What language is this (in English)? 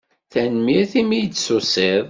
Kabyle